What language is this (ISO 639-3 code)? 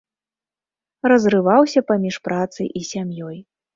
bel